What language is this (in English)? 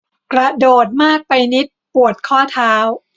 Thai